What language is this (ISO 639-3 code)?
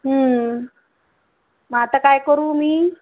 mar